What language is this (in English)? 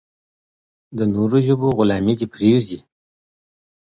Pashto